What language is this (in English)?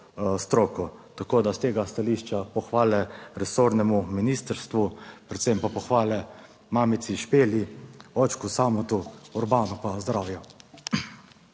Slovenian